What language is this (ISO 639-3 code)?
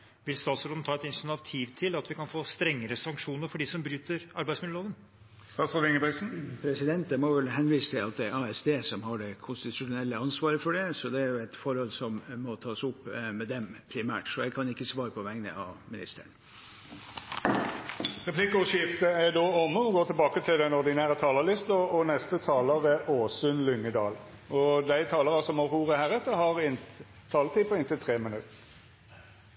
nor